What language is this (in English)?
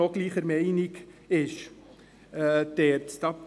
Swiss German